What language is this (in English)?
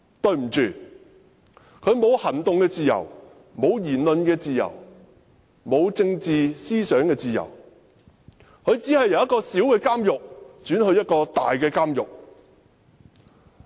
Cantonese